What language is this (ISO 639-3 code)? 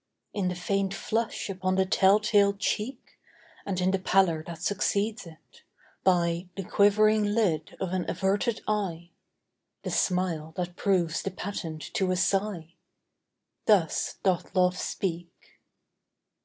eng